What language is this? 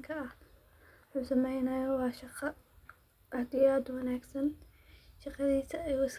Somali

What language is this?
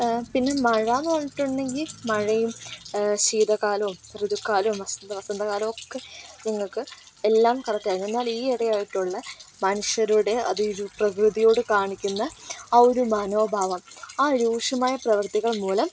Malayalam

